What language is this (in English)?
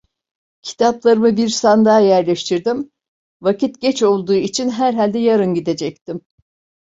Turkish